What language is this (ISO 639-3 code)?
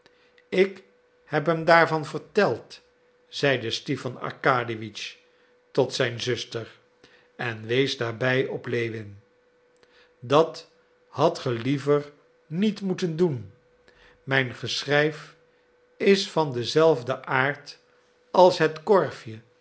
nld